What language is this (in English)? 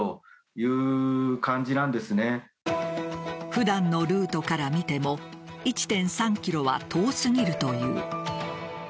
Japanese